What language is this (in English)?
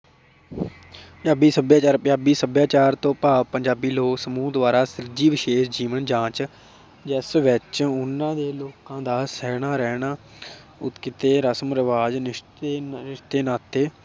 Punjabi